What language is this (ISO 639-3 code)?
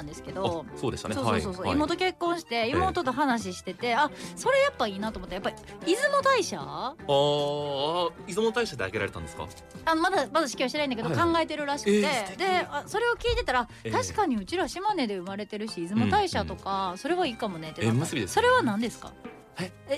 jpn